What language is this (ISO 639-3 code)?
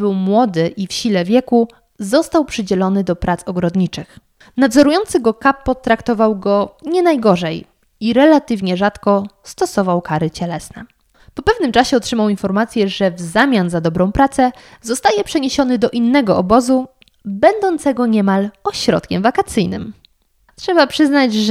pol